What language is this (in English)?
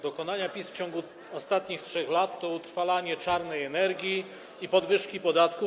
Polish